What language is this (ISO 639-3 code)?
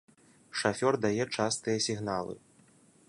bel